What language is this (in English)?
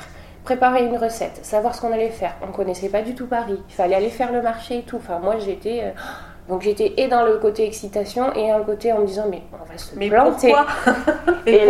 French